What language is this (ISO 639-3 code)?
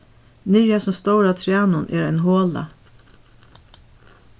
fao